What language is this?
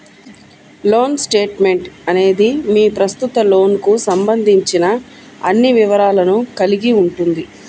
Telugu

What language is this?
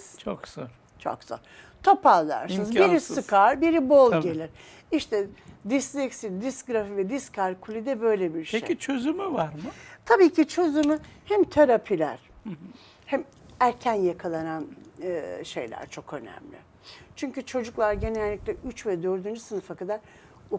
Turkish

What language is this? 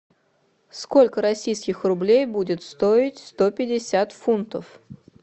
Russian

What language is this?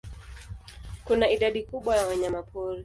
Swahili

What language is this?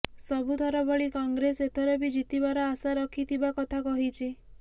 Odia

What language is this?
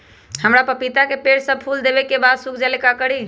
Magahi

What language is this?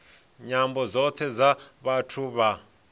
Venda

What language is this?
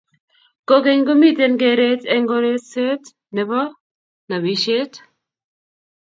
Kalenjin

